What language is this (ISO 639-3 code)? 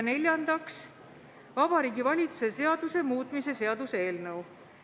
est